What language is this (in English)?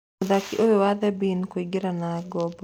Kikuyu